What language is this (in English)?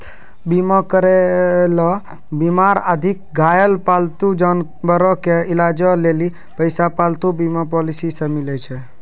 Maithili